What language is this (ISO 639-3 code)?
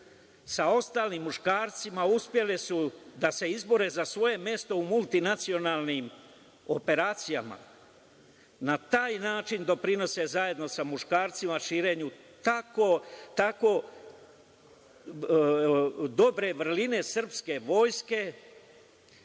srp